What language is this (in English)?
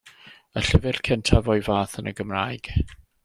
Welsh